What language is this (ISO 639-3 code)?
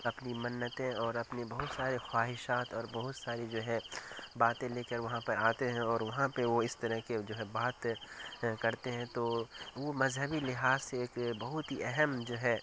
urd